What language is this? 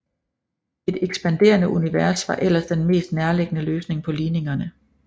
Danish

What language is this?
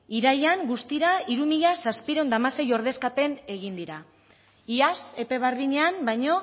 Basque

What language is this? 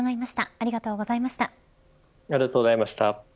Japanese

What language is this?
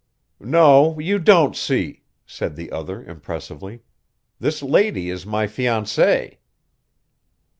English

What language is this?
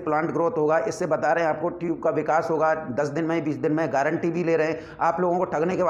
Hindi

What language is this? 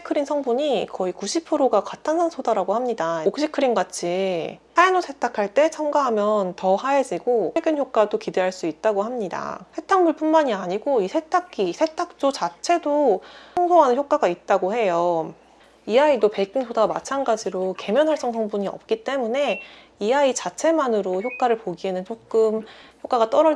Korean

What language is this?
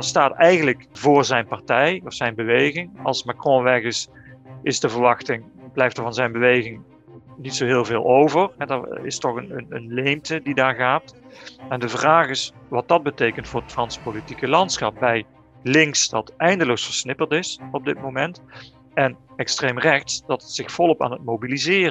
Dutch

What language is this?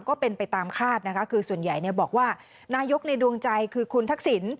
Thai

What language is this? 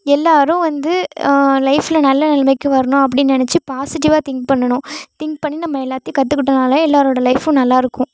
Tamil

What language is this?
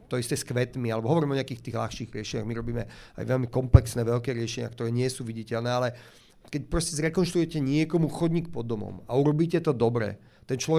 Slovak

